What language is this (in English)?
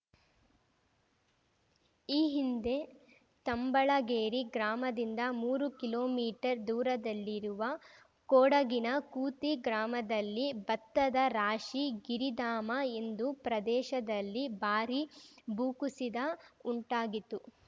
Kannada